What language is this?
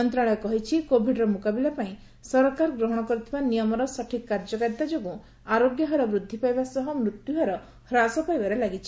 Odia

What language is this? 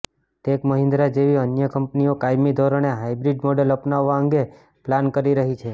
Gujarati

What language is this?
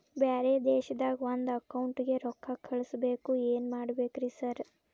Kannada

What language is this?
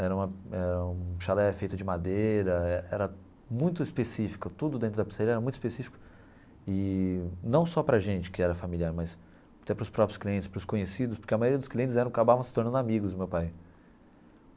Portuguese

